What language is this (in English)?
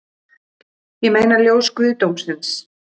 Icelandic